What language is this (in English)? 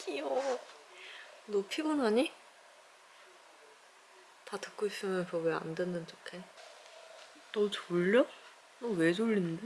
Korean